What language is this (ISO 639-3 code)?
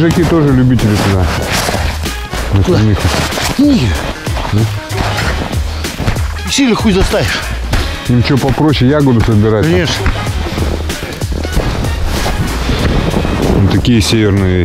rus